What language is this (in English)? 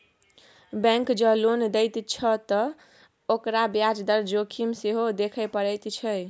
Maithili